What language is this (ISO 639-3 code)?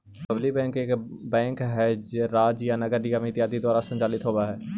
mag